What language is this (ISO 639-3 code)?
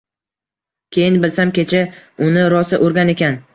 uzb